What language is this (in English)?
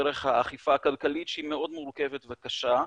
Hebrew